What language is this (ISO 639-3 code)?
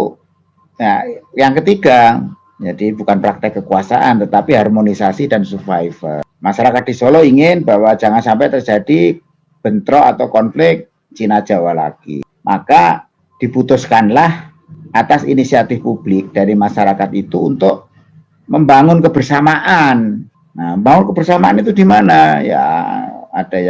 ind